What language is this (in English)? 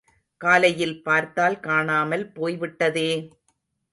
Tamil